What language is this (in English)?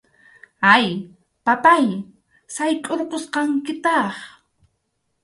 Arequipa-La Unión Quechua